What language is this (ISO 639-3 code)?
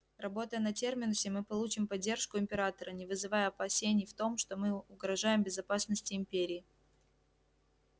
rus